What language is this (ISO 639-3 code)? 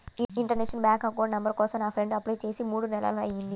tel